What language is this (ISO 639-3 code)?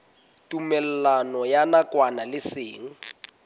sot